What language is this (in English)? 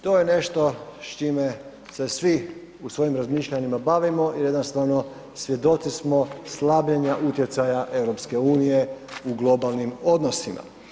Croatian